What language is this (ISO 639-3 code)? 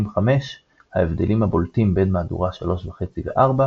heb